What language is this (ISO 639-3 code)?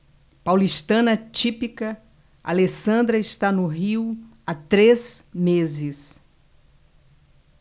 por